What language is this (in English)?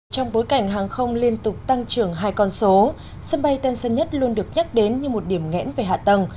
Vietnamese